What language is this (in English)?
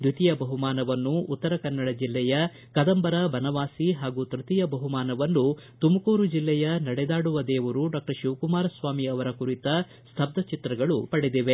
Kannada